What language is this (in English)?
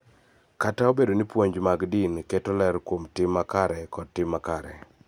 Luo (Kenya and Tanzania)